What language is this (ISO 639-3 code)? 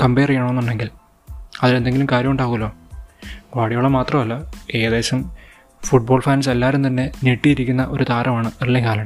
mal